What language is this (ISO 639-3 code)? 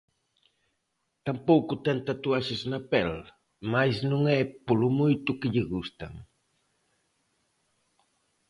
glg